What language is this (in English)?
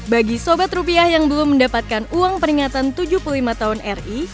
Indonesian